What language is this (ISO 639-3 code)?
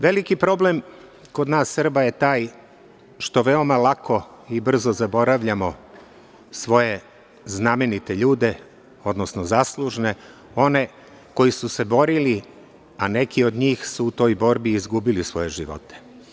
srp